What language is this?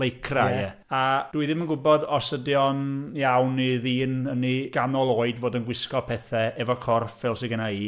Welsh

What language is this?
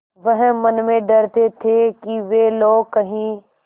Hindi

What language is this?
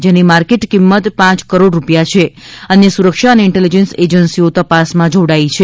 Gujarati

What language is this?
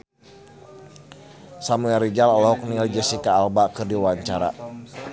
Sundanese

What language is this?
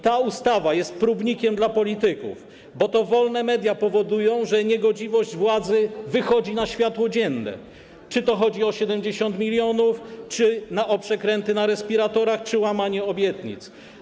Polish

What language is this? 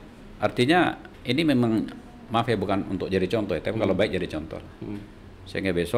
Indonesian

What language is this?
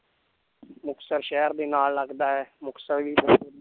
Punjabi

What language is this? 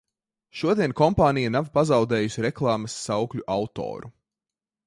Latvian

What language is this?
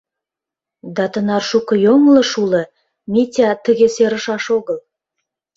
Mari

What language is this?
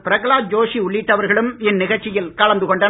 Tamil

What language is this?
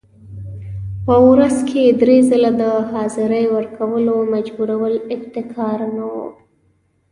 Pashto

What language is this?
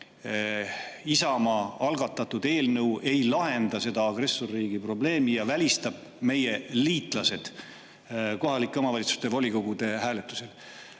Estonian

